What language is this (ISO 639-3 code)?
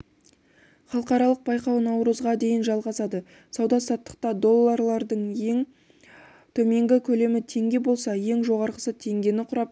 kaz